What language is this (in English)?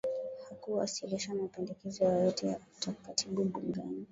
Swahili